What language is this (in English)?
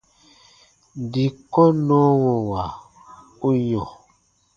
Baatonum